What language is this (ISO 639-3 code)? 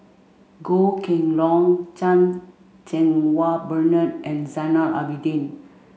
eng